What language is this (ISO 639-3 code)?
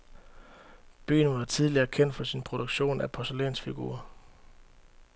dan